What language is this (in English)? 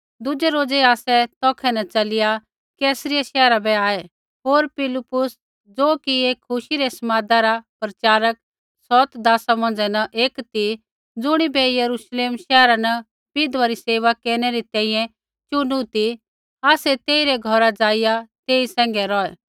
Kullu Pahari